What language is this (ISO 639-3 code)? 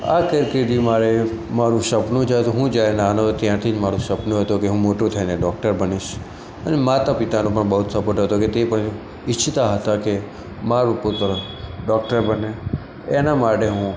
guj